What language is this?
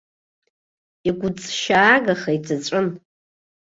Abkhazian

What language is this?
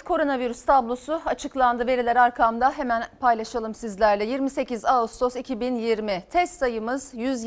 Turkish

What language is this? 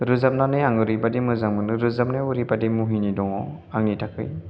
Bodo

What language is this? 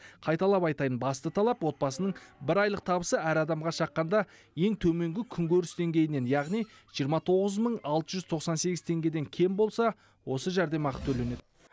Kazakh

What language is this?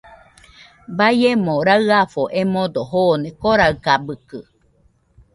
Nüpode Huitoto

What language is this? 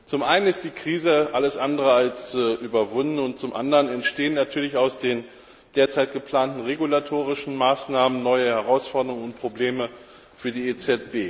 German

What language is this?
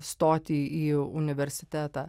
Lithuanian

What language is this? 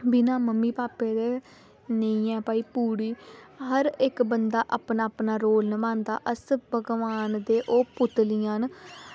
Dogri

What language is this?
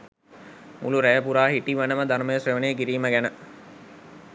Sinhala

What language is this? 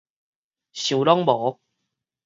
Min Nan Chinese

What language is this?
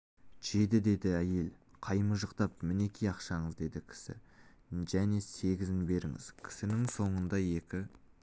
Kazakh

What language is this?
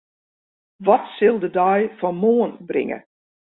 Western Frisian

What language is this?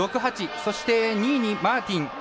Japanese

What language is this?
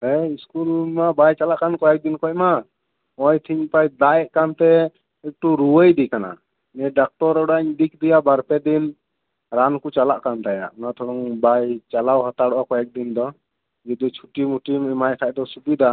Santali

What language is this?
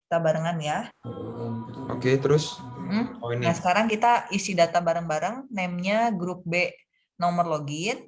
Indonesian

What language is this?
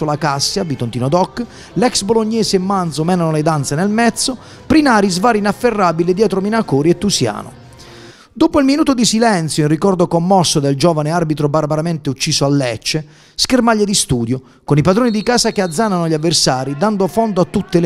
Italian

